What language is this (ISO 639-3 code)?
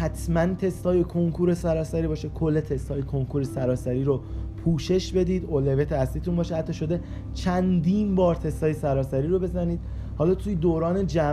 fas